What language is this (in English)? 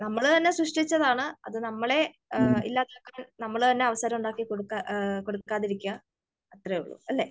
Malayalam